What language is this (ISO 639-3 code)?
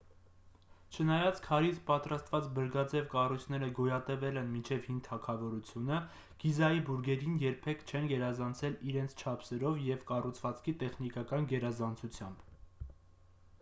hye